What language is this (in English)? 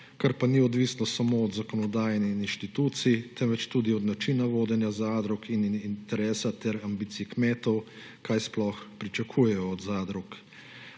Slovenian